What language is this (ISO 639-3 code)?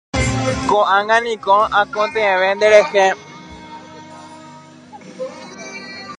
grn